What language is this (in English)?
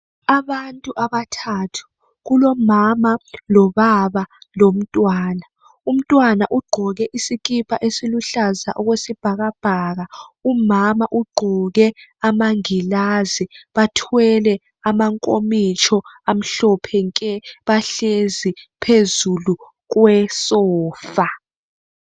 North Ndebele